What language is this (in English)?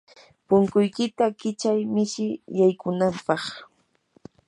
Yanahuanca Pasco Quechua